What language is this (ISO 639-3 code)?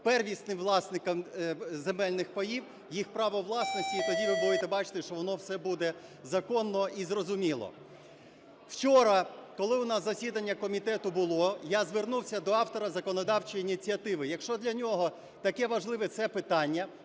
ukr